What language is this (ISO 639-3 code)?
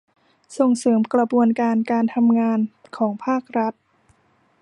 tha